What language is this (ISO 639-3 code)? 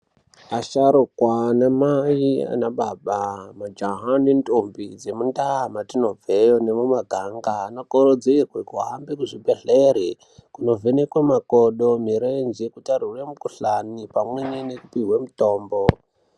ndc